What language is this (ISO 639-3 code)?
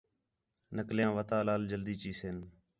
xhe